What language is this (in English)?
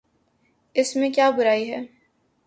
Urdu